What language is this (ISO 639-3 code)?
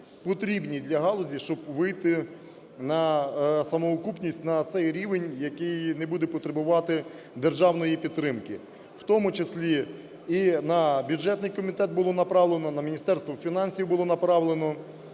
ukr